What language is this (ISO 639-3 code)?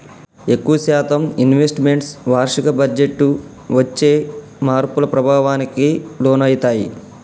tel